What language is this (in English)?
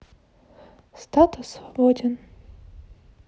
Russian